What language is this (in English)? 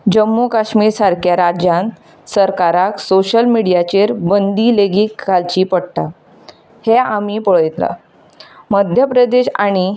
Konkani